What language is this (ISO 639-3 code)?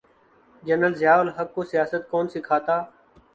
urd